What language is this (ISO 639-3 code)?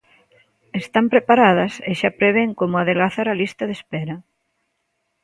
glg